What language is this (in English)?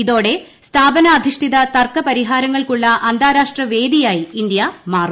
Malayalam